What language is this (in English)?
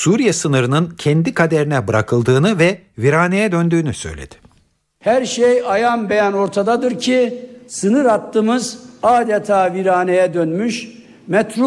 Turkish